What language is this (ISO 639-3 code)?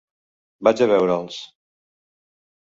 cat